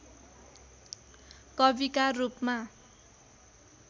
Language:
Nepali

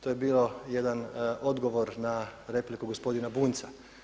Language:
Croatian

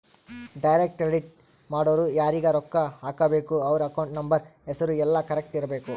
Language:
Kannada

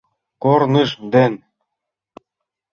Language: Mari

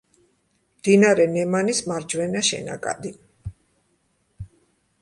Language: Georgian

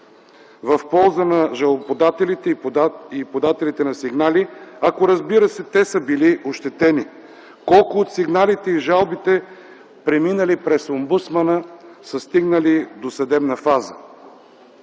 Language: Bulgarian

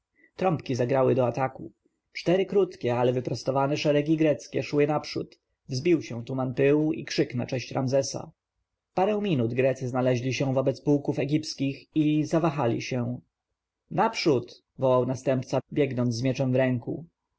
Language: Polish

